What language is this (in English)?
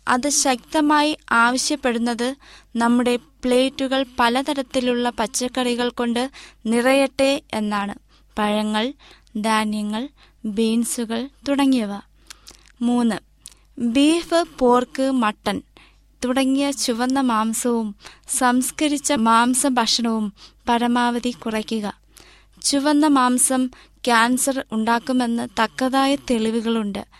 Malayalam